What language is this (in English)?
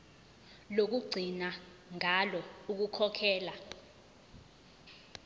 Zulu